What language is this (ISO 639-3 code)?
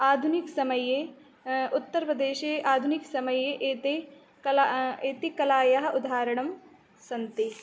san